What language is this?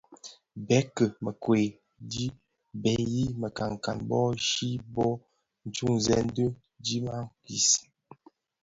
Bafia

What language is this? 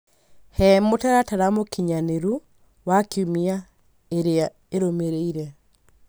Kikuyu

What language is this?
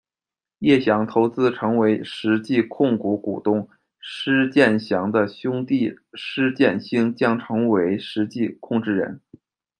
Chinese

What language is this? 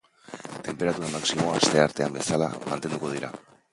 Basque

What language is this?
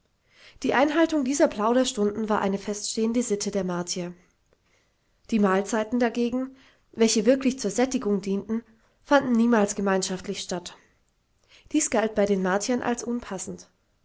German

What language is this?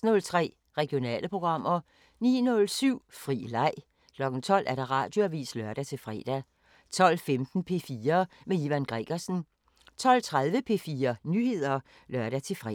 Danish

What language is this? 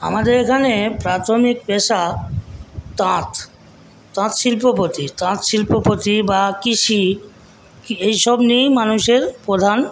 Bangla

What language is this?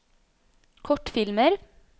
Norwegian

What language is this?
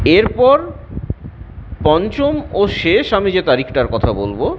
Bangla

